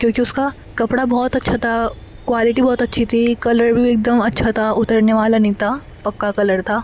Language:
Urdu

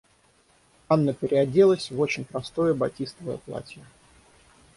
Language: Russian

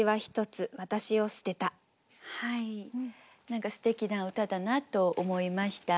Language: Japanese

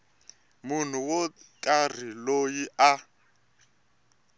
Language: Tsonga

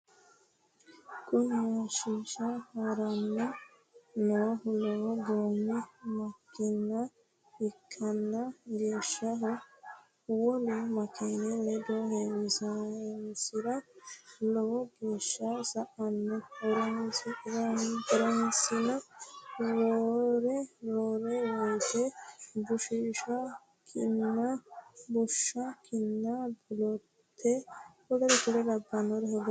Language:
Sidamo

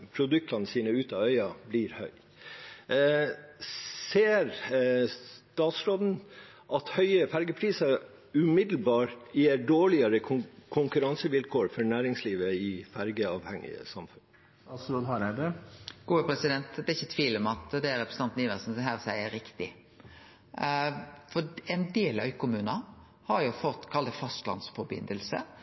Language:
Norwegian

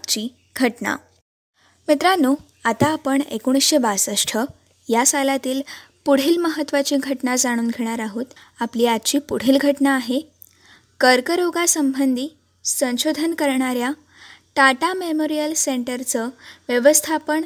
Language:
Marathi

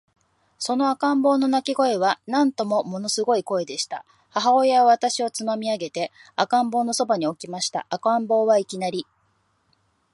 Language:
Japanese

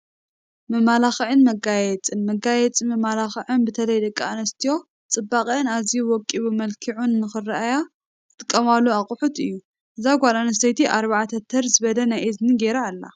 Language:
Tigrinya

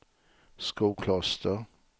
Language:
Swedish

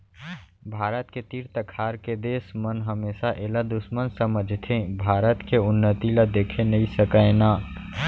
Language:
Chhattisgarhi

